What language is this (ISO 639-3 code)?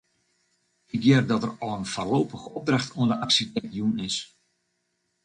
fry